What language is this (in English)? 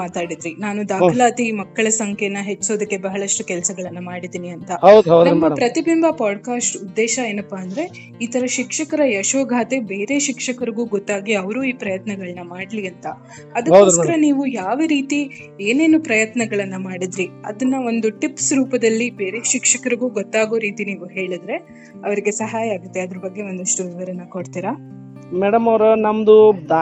Kannada